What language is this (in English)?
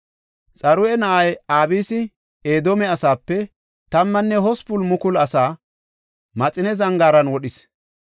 Gofa